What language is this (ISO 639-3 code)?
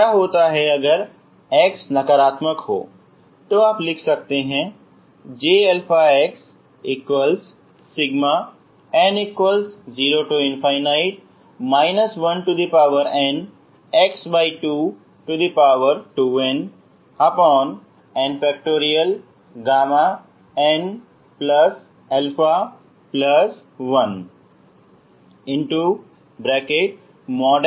hin